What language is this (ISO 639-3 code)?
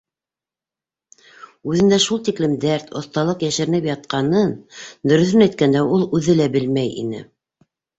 bak